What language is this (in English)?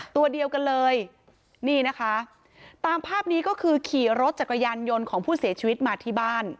Thai